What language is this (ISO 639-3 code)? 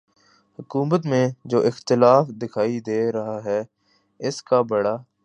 urd